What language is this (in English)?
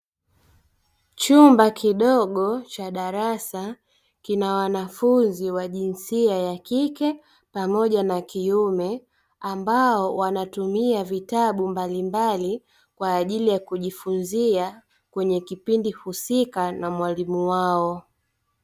Swahili